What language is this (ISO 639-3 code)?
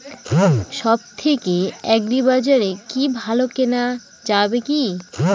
ben